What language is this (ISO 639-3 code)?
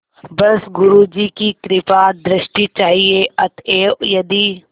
hin